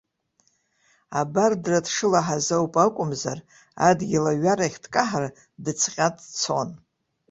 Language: Abkhazian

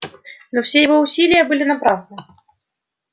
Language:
Russian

